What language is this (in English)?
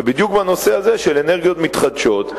Hebrew